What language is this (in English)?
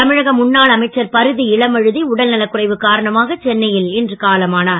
Tamil